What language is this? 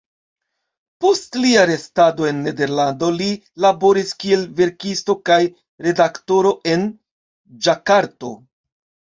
Esperanto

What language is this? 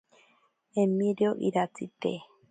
Ashéninka Perené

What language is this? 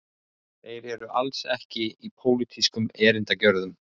Icelandic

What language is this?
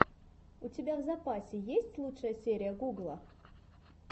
Russian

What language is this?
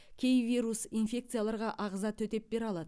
Kazakh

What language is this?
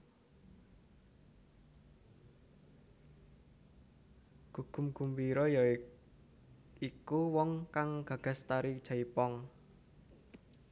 Javanese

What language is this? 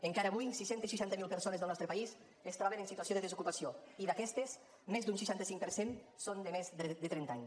Catalan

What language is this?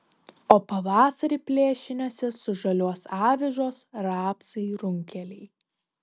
Lithuanian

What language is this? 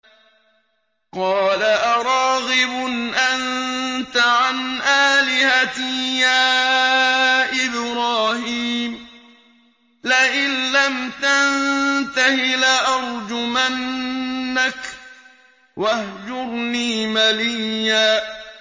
Arabic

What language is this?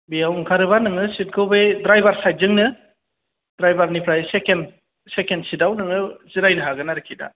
Bodo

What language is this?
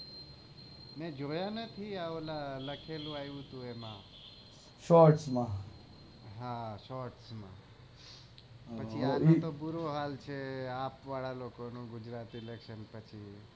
Gujarati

